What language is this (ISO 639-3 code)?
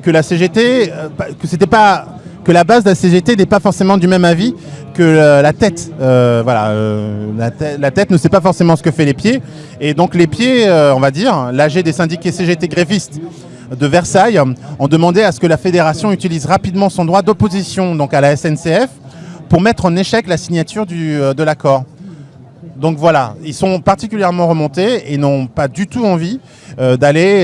fra